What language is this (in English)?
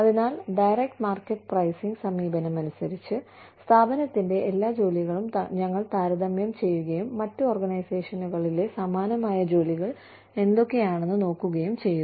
Malayalam